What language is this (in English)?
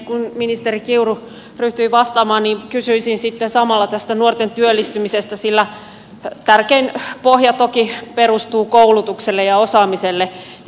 Finnish